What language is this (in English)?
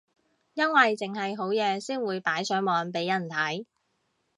Cantonese